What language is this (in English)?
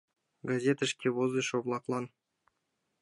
Mari